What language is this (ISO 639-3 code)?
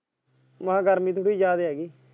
pan